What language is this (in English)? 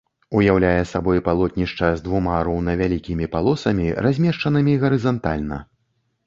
Belarusian